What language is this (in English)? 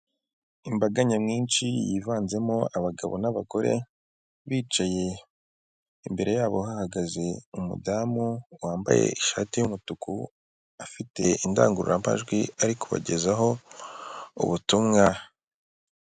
Kinyarwanda